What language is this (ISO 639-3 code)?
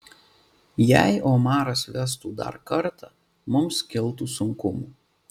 lit